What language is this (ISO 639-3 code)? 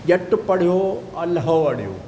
snd